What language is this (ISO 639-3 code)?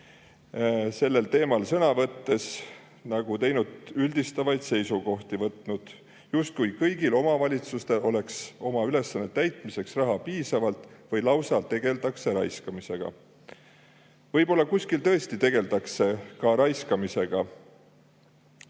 est